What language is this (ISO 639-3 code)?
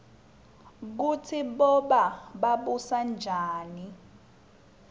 ssw